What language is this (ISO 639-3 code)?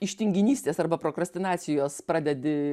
lit